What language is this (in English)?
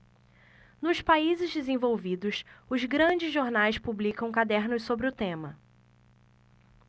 Portuguese